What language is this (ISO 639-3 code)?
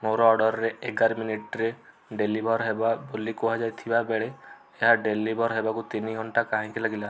ori